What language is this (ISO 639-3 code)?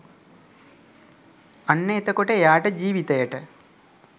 sin